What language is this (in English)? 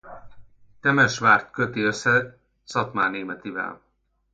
Hungarian